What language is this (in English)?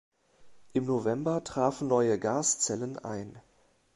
German